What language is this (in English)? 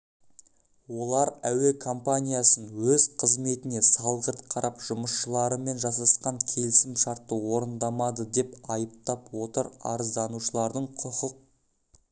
Kazakh